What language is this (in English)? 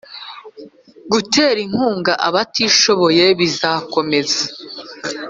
Kinyarwanda